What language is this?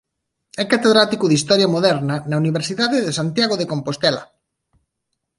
Galician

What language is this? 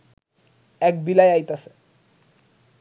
Bangla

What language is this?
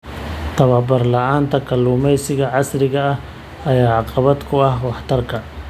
Somali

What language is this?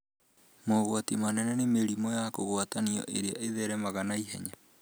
Kikuyu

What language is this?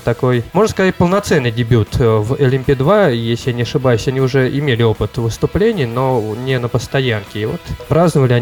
Russian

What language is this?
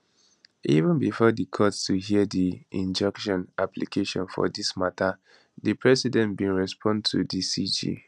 Nigerian Pidgin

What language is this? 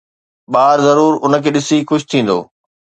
Sindhi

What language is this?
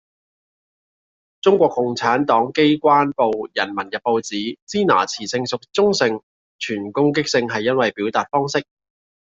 Cantonese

